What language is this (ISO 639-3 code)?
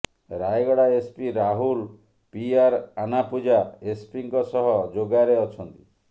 ori